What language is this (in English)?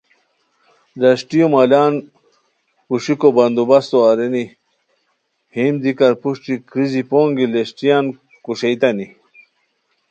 Khowar